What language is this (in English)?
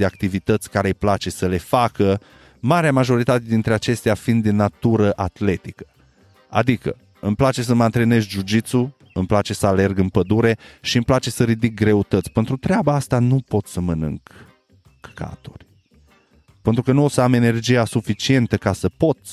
Romanian